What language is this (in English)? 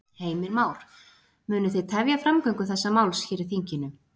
Icelandic